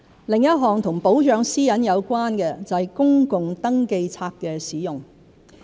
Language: Cantonese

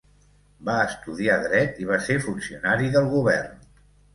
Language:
Catalan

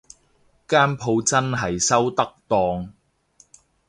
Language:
Cantonese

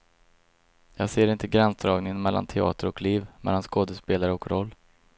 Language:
Swedish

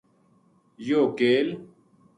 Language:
Gujari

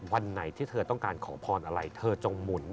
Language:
Thai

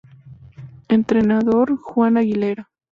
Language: Spanish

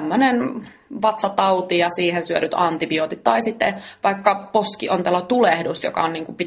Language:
Finnish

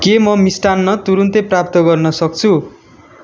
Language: Nepali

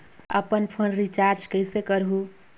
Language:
Chhattisgarhi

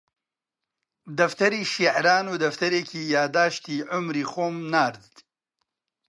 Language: Central Kurdish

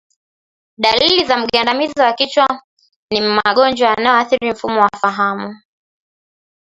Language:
Swahili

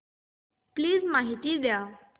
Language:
Marathi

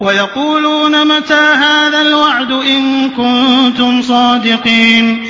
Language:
Arabic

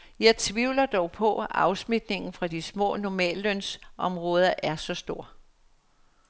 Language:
Danish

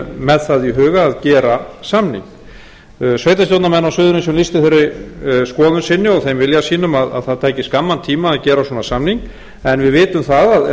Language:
Icelandic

